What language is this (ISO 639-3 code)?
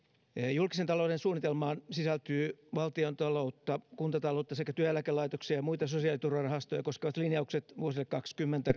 fin